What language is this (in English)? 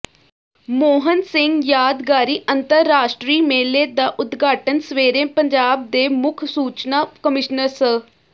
Punjabi